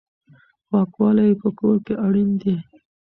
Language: Pashto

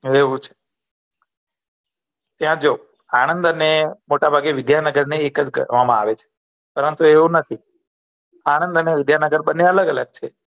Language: Gujarati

